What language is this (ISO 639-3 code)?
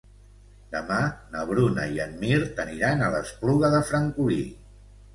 cat